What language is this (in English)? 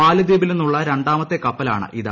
Malayalam